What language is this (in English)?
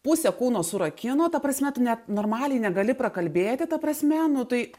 Lithuanian